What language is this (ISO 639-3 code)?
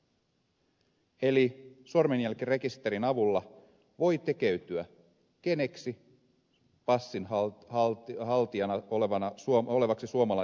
fin